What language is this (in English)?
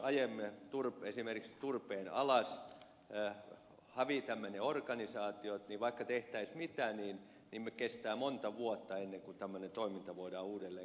Finnish